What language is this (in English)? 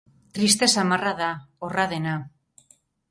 Basque